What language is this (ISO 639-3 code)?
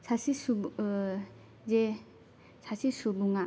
brx